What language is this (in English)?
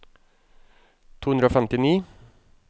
Norwegian